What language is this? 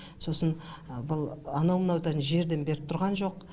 Kazakh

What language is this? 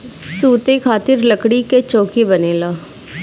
Bhojpuri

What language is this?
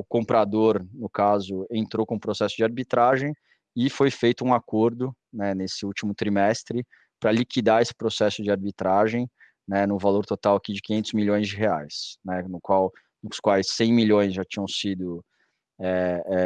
Portuguese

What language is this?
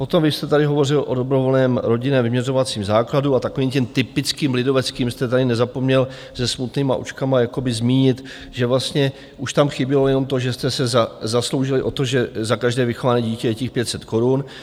Czech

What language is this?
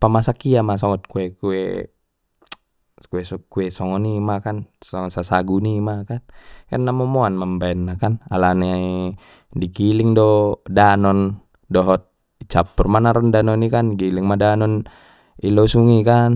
Batak Mandailing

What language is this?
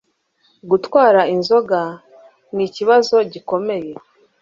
Kinyarwanda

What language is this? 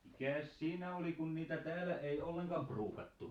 Finnish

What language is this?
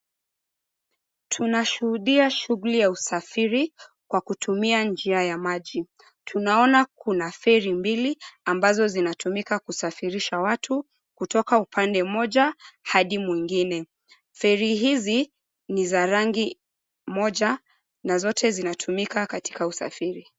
Swahili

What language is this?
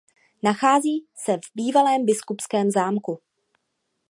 Czech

